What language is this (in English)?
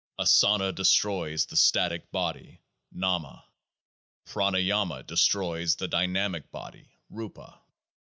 English